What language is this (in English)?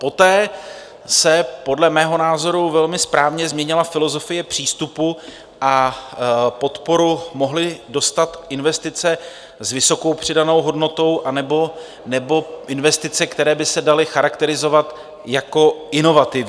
Czech